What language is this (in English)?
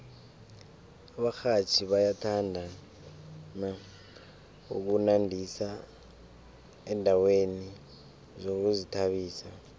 South Ndebele